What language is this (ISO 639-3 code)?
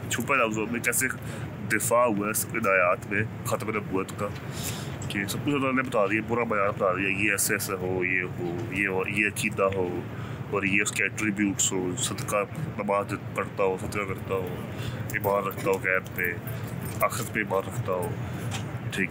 urd